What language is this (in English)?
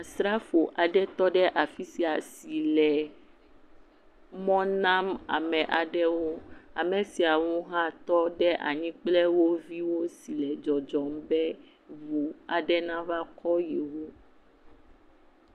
Ewe